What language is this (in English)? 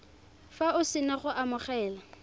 Tswana